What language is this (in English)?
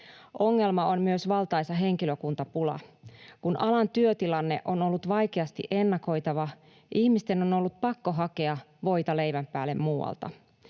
Finnish